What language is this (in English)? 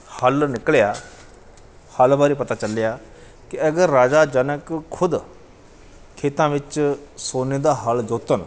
Punjabi